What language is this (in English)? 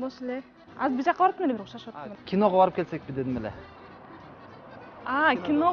Turkish